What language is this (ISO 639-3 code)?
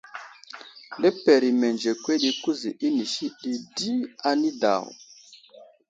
udl